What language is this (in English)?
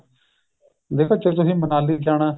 Punjabi